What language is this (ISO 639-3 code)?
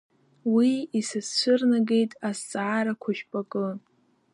abk